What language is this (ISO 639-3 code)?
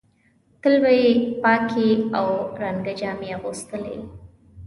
pus